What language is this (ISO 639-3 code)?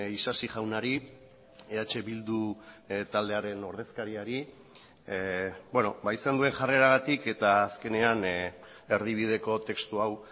eus